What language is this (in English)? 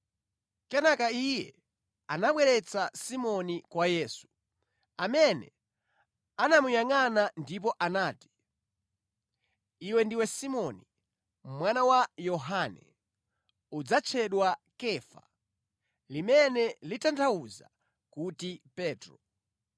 Nyanja